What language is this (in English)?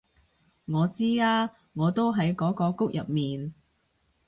Cantonese